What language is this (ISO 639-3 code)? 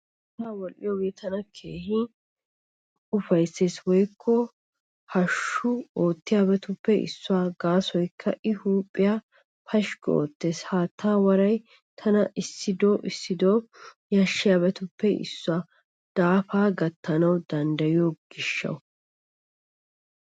wal